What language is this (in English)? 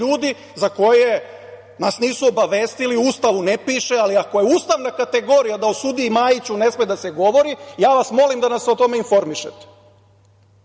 Serbian